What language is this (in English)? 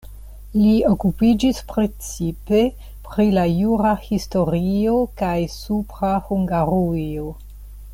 Esperanto